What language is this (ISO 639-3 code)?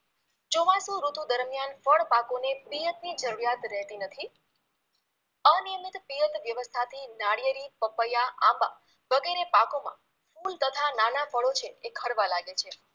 guj